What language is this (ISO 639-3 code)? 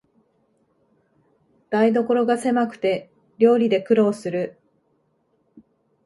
jpn